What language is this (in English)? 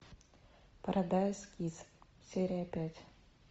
Russian